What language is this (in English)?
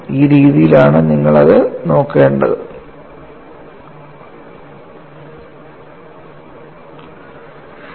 Malayalam